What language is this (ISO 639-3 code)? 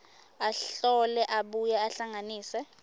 ssw